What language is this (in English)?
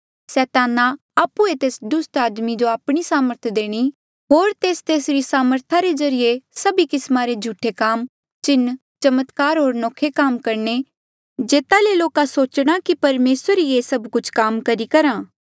Mandeali